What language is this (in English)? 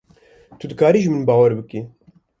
Kurdish